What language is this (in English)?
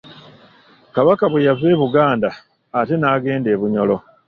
Ganda